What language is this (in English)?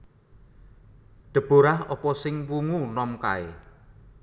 Javanese